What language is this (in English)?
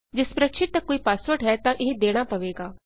Punjabi